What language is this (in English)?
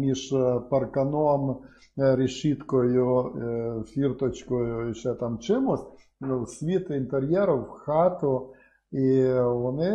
Ukrainian